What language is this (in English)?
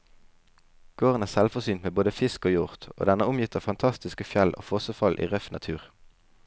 Norwegian